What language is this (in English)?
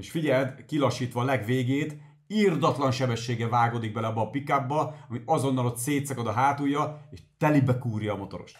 Hungarian